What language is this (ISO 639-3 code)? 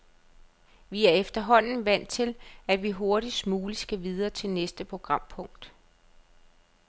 dan